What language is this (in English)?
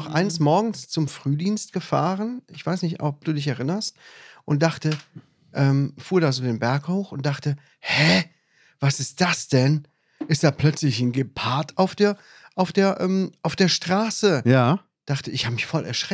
German